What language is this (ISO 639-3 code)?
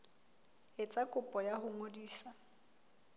sot